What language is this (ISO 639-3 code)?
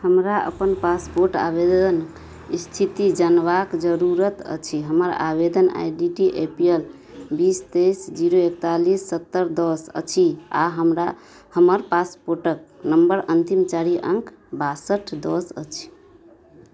mai